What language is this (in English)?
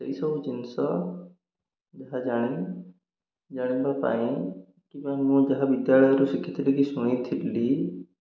Odia